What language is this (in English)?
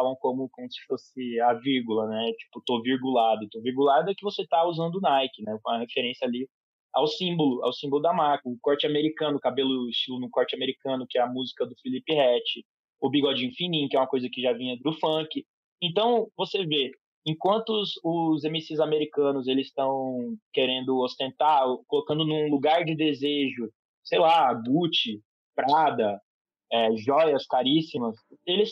Portuguese